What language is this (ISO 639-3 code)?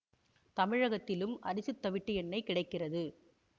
tam